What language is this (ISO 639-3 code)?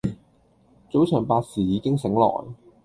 yue